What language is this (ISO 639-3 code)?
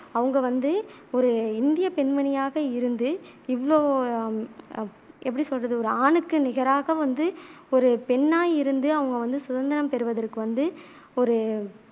tam